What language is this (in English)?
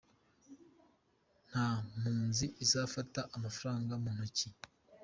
Kinyarwanda